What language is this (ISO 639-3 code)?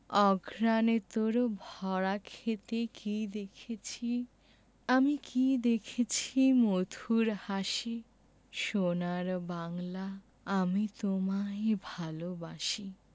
ben